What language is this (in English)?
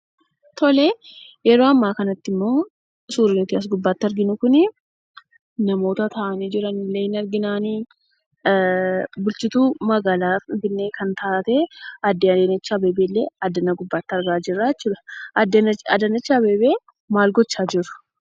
Oromo